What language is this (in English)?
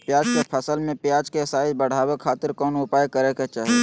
Magahi